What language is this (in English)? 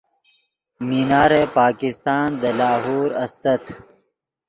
Yidgha